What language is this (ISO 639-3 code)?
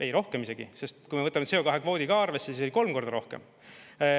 est